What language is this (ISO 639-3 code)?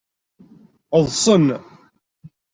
kab